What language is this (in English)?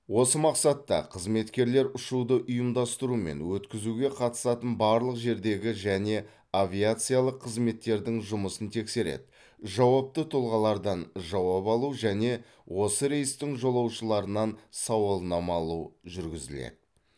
Kazakh